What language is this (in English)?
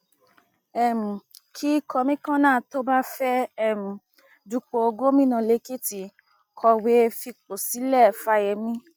Yoruba